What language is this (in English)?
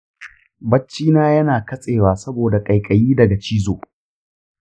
Hausa